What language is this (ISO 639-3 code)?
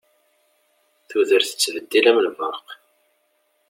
kab